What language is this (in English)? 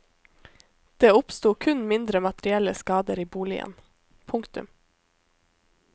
Norwegian